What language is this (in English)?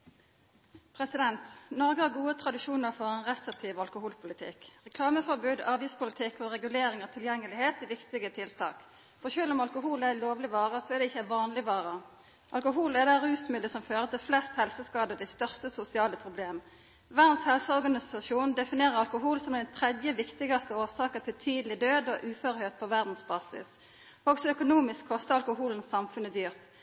Norwegian Nynorsk